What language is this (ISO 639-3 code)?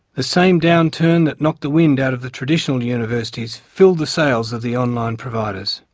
eng